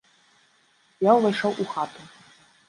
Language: Belarusian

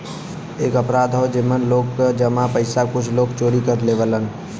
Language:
Bhojpuri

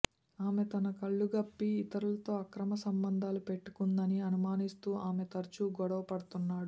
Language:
Telugu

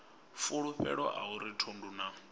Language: Venda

